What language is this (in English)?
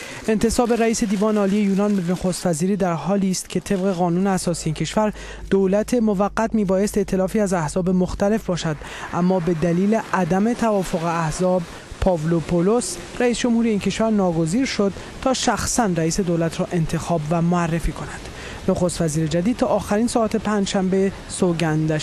Persian